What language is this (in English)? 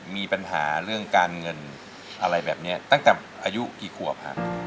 Thai